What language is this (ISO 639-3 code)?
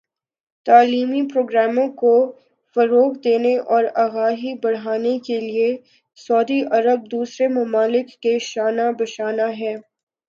urd